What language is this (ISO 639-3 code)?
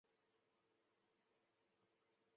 zho